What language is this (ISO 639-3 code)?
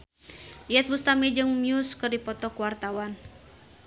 sun